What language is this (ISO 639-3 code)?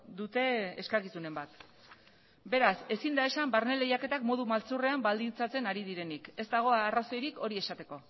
eus